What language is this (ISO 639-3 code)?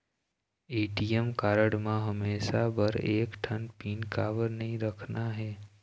hne